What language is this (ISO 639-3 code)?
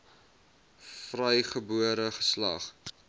afr